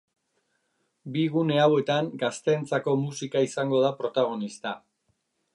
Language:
Basque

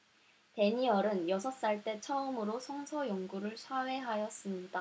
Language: Korean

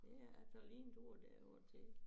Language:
Danish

